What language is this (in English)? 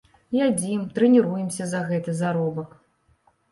Belarusian